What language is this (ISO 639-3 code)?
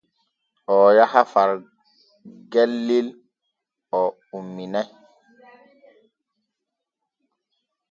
fue